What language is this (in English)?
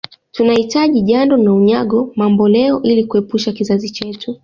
Swahili